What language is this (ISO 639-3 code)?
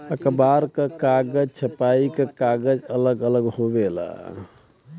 bho